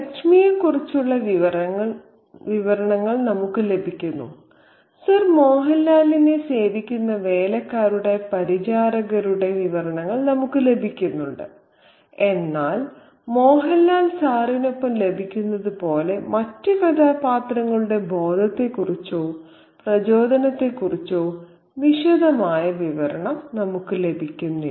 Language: Malayalam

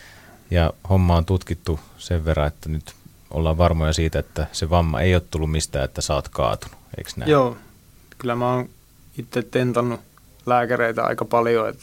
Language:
Finnish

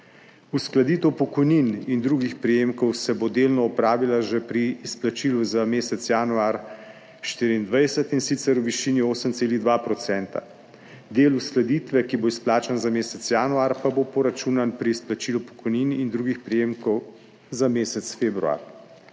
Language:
Slovenian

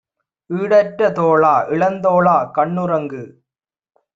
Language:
Tamil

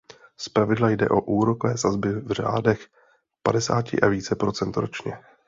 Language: Czech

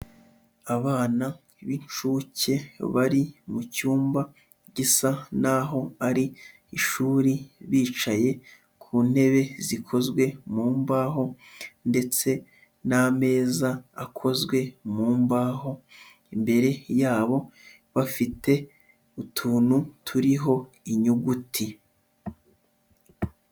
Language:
Kinyarwanda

